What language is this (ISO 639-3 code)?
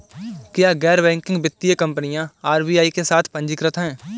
hin